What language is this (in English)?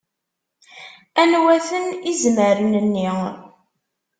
Kabyle